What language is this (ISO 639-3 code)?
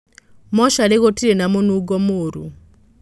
kik